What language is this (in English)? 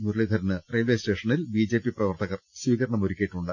Malayalam